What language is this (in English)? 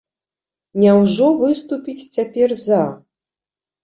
Belarusian